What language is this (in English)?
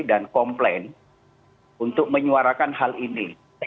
Indonesian